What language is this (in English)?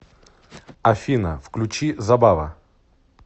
Russian